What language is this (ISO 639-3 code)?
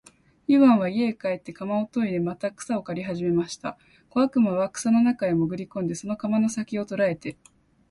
jpn